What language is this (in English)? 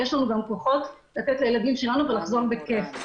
Hebrew